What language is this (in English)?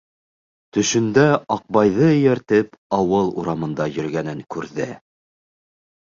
Bashkir